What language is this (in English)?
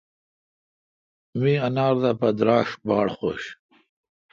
Kalkoti